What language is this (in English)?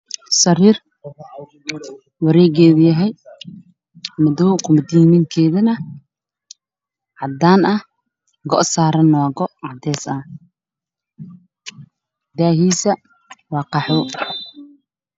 Somali